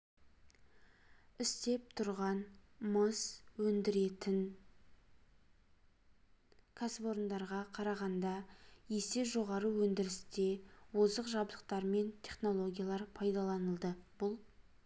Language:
Kazakh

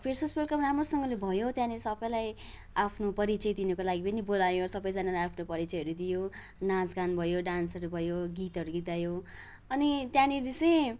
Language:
Nepali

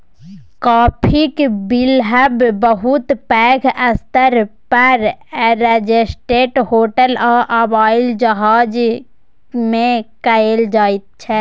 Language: Maithili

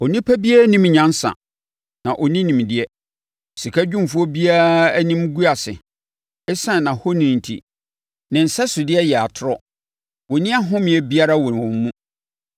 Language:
Akan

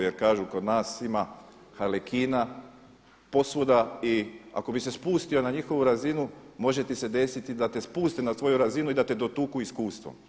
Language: Croatian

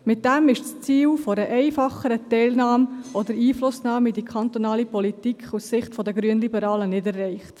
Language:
Swiss German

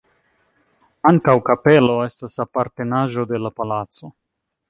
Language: Esperanto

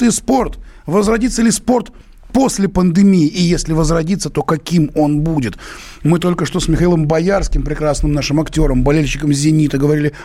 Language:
Russian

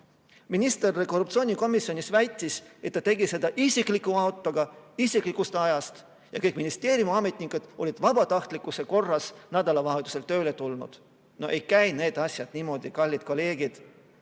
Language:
Estonian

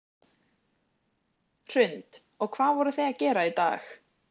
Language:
Icelandic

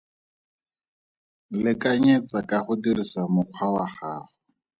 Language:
Tswana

